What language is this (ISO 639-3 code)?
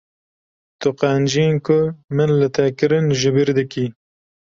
kur